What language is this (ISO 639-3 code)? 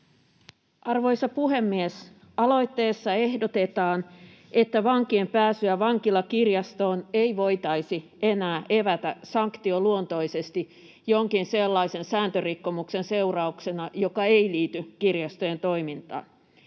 fin